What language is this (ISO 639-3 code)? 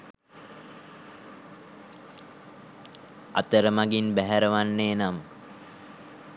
sin